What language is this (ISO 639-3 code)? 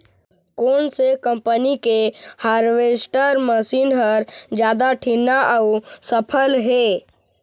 hne